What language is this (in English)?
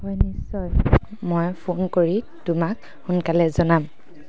Assamese